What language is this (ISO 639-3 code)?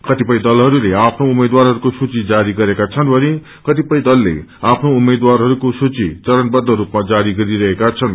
nep